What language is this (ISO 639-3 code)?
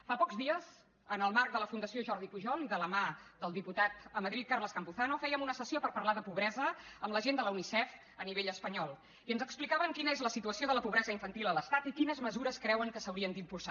cat